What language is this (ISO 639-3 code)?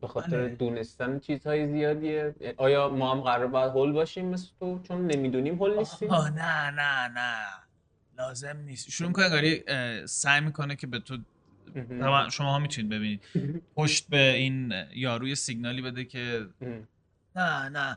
fas